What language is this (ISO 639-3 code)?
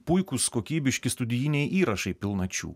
lit